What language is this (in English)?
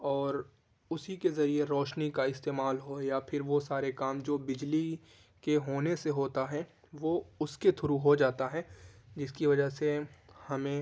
Urdu